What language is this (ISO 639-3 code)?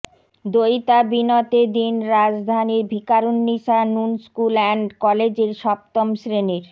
ben